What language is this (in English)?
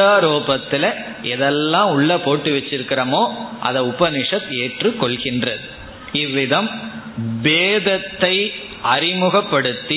Tamil